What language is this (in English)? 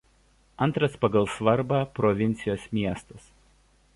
Lithuanian